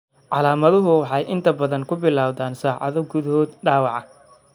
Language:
Somali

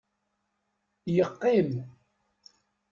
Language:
Kabyle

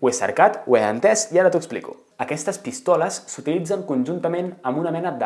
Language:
Catalan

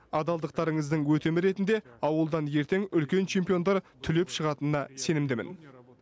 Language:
Kazakh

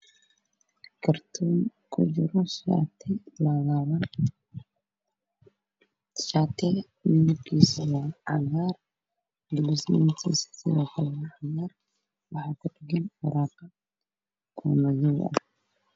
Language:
Somali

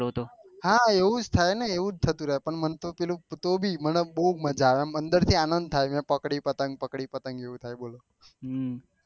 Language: Gujarati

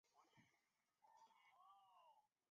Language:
Chinese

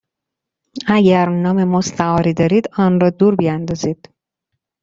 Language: Persian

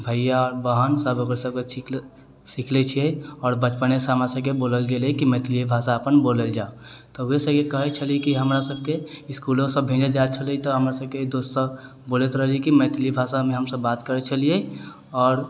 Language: Maithili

